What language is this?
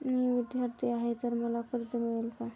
Marathi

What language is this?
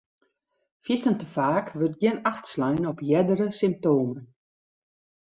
Western Frisian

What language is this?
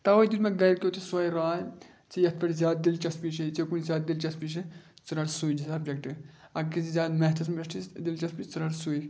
Kashmiri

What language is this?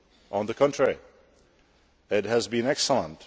English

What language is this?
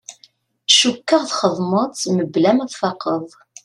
Kabyle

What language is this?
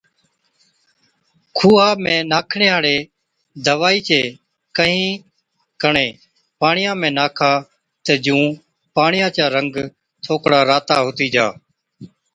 Od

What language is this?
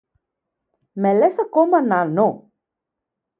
Greek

